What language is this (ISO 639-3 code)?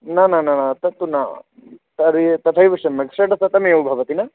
san